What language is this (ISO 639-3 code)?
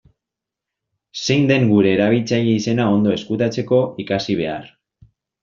eus